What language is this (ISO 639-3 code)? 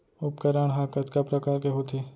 hne